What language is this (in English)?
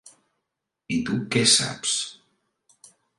Catalan